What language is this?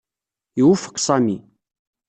Kabyle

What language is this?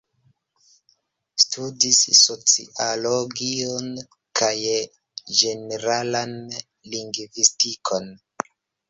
Esperanto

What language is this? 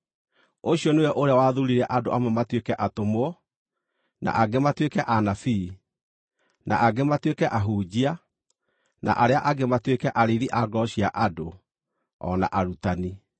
Kikuyu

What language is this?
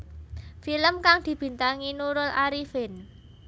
Javanese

